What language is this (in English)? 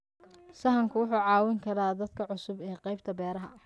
Somali